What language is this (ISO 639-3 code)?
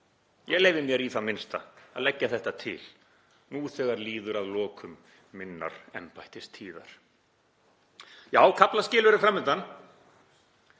isl